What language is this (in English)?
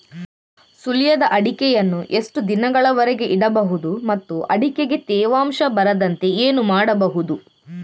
Kannada